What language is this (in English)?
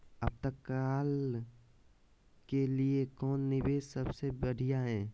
Magahi